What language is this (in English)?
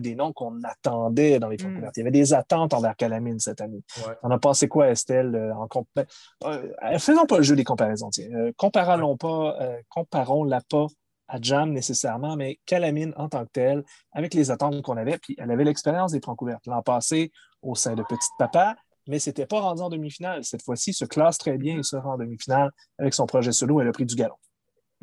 French